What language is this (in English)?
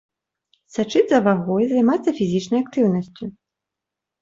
Belarusian